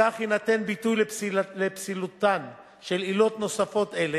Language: Hebrew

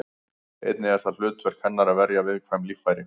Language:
Icelandic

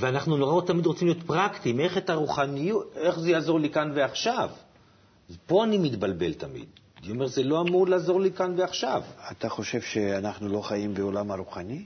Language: Hebrew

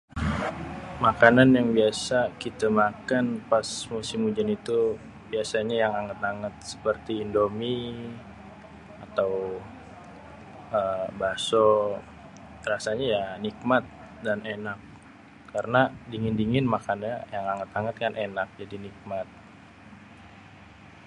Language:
Betawi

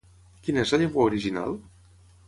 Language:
Catalan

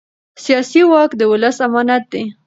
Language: Pashto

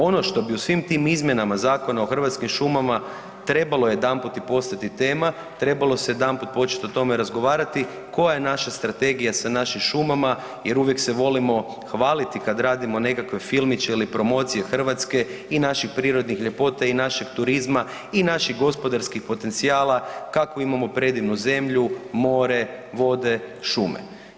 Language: Croatian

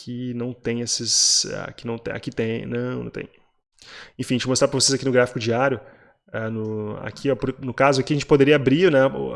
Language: Portuguese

